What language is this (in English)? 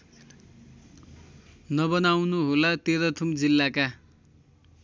Nepali